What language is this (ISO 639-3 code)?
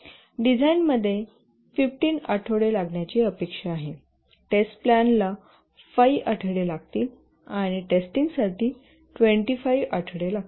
mar